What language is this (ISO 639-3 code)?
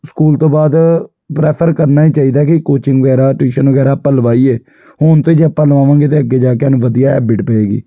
pan